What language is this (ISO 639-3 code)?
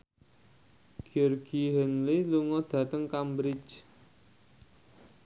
jav